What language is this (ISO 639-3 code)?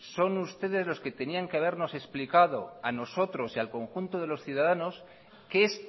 spa